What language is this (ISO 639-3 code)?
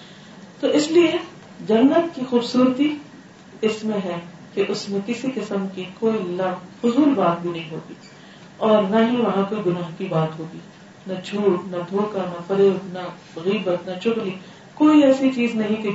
urd